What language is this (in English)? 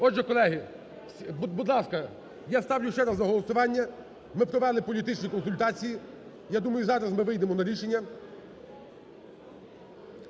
Ukrainian